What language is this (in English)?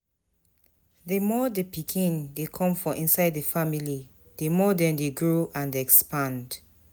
Nigerian Pidgin